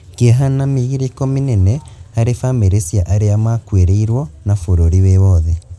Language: Kikuyu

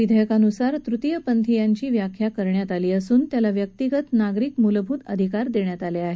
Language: Marathi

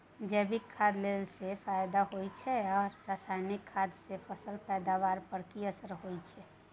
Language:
Maithili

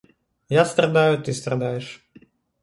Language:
Russian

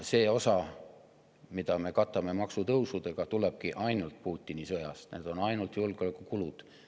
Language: Estonian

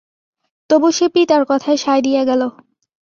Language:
Bangla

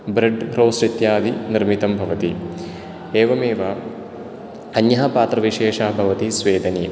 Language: Sanskrit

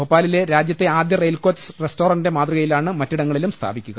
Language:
Malayalam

